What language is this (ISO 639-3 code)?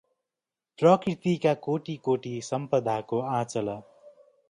nep